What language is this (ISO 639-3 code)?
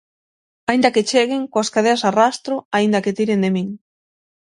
glg